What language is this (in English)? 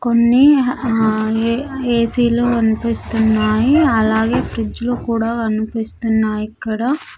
Telugu